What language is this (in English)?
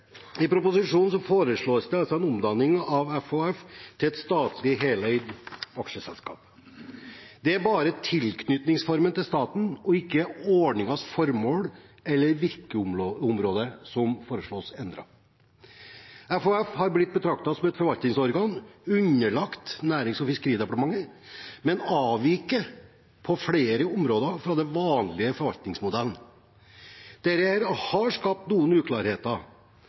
Norwegian Bokmål